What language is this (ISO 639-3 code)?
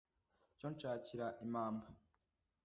kin